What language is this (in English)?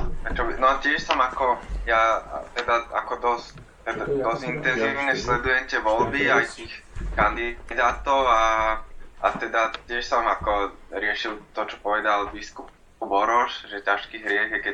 Slovak